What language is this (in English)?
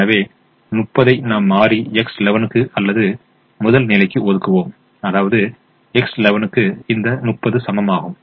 Tamil